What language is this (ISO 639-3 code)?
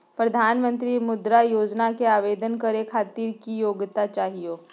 mag